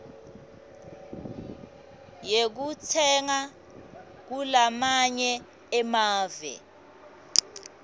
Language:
Swati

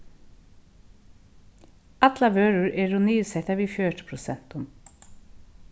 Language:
Faroese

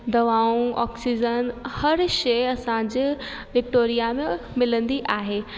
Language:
Sindhi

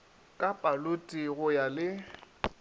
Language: Northern Sotho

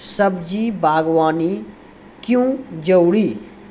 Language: Maithili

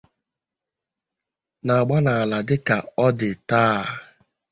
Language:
Igbo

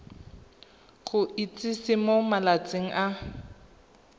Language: Tswana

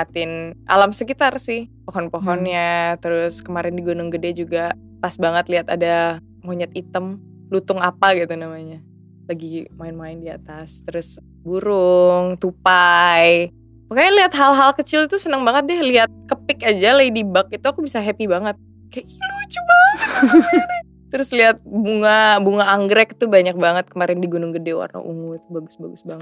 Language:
Indonesian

